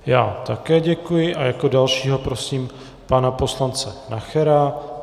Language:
Czech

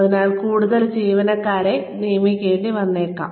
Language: Malayalam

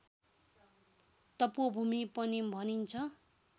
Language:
Nepali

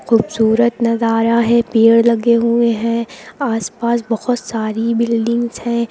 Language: Hindi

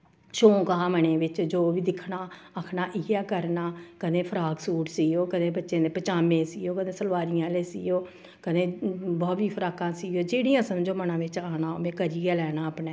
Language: Dogri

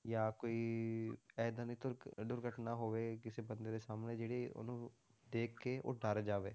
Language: Punjabi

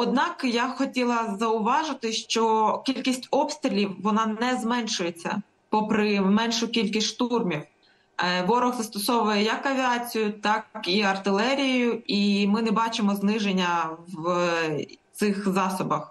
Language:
Ukrainian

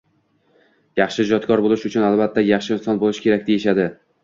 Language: Uzbek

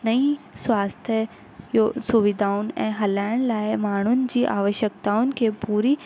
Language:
Sindhi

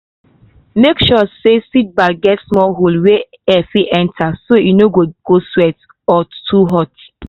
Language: Nigerian Pidgin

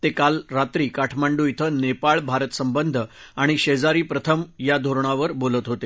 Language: Marathi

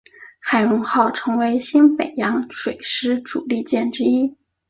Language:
Chinese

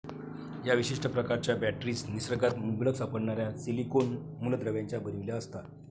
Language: Marathi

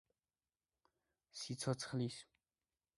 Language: Georgian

